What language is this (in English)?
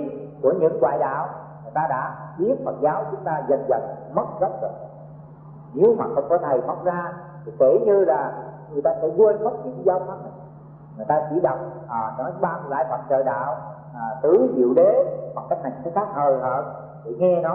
Vietnamese